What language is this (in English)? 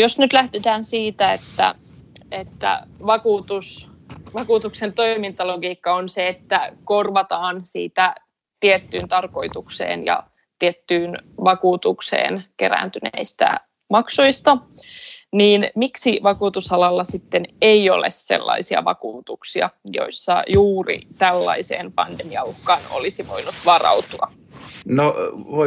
Finnish